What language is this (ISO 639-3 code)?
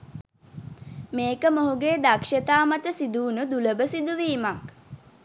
sin